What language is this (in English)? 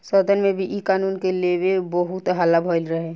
Bhojpuri